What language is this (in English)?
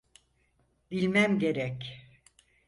Turkish